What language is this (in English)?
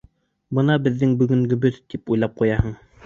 Bashkir